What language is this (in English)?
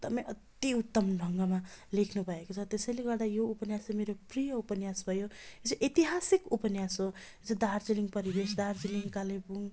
Nepali